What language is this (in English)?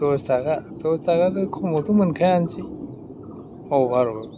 Bodo